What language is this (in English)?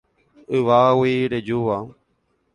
Guarani